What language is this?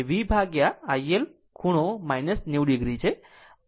Gujarati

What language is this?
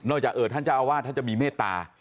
Thai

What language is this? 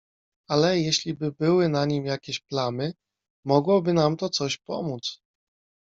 Polish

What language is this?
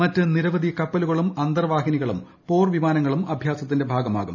Malayalam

